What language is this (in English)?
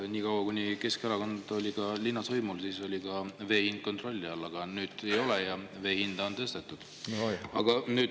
Estonian